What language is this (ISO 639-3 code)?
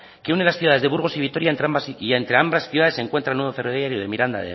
spa